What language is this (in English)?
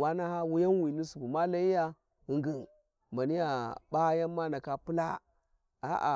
Warji